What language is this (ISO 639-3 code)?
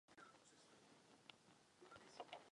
ces